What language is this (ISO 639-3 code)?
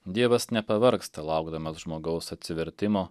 lit